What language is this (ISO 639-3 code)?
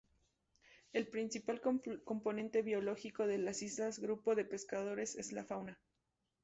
spa